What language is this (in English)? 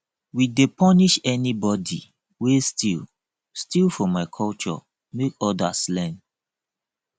Nigerian Pidgin